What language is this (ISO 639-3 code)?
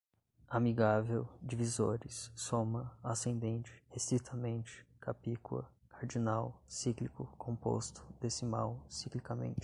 por